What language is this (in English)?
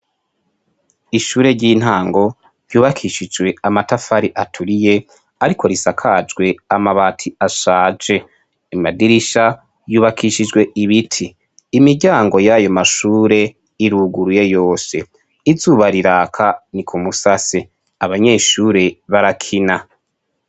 Rundi